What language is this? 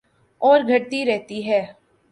Urdu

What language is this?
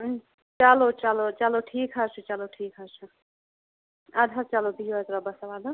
Kashmiri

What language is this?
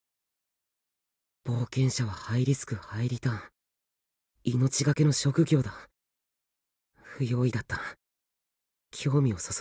Japanese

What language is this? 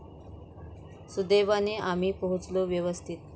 Marathi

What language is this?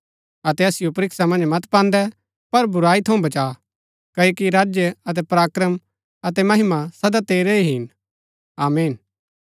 Gaddi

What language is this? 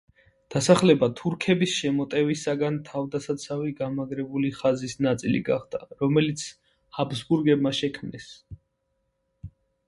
Georgian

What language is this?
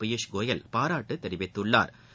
Tamil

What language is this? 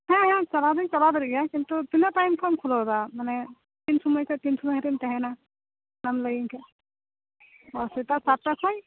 Santali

